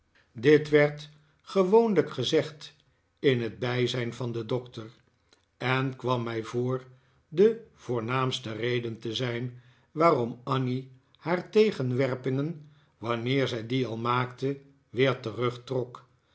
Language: Dutch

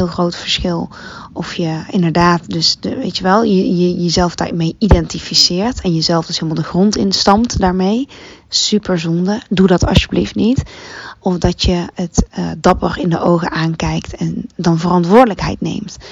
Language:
Dutch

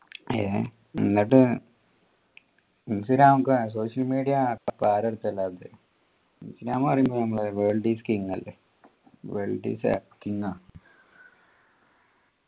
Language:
Malayalam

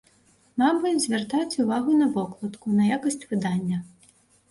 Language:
Belarusian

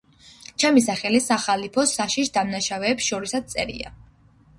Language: Georgian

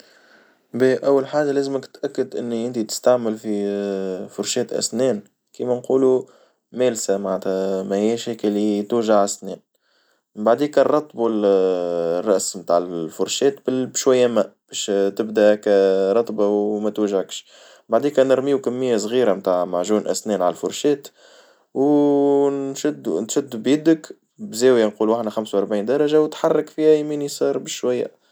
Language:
Tunisian Arabic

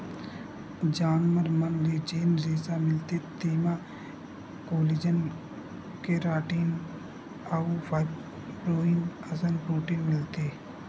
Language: Chhattisgarhi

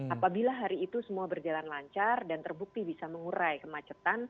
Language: Indonesian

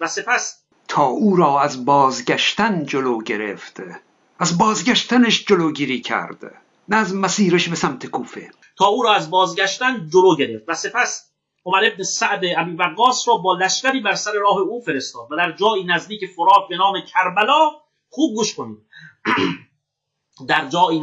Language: Persian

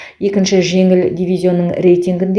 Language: Kazakh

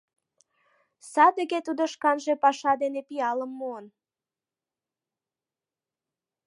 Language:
Mari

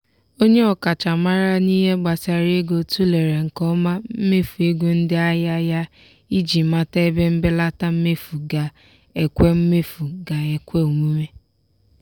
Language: Igbo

